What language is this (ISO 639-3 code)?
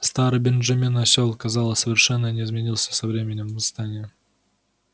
rus